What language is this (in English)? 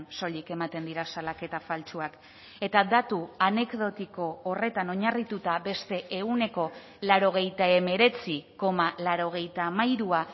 Basque